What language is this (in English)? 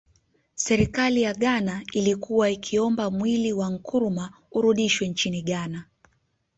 Swahili